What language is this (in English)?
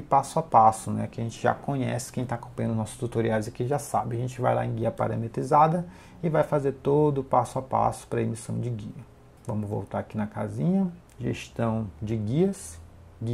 Portuguese